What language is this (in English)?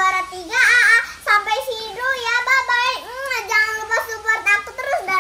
Indonesian